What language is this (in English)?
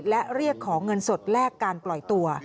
Thai